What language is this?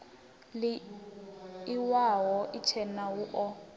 Venda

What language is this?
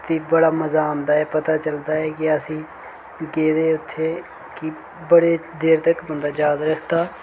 Dogri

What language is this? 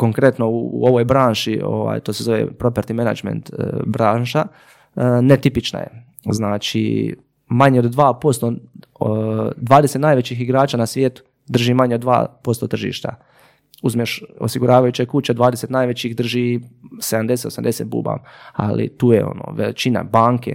Croatian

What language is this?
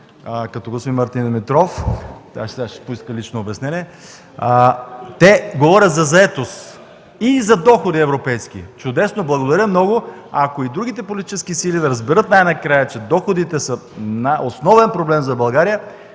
Bulgarian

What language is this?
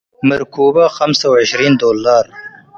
Tigre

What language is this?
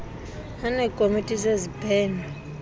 Xhosa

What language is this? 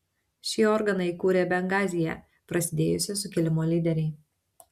Lithuanian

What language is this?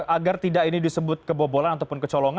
Indonesian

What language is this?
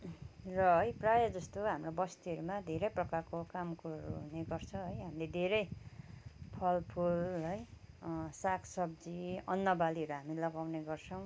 Nepali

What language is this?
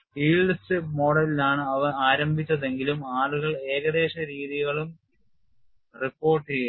Malayalam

